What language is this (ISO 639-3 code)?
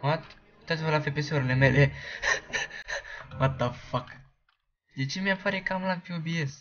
ron